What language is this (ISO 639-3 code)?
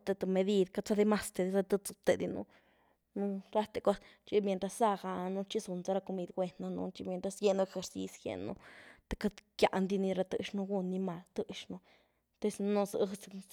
ztu